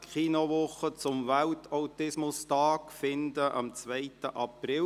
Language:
Swiss German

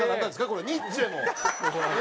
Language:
Japanese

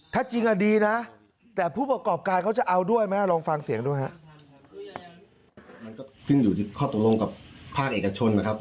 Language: Thai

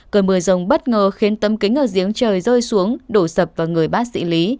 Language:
Vietnamese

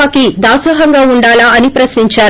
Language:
Telugu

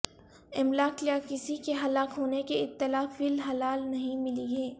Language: Urdu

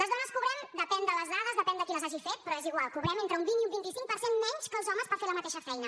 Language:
Catalan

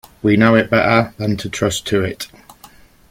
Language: English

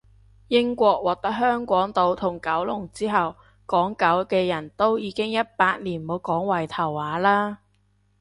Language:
Cantonese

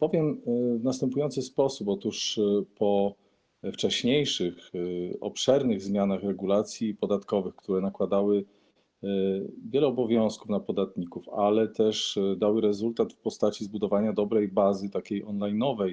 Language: Polish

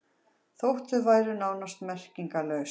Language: Icelandic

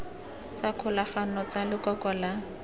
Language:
Tswana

